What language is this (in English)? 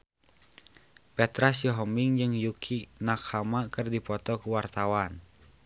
Sundanese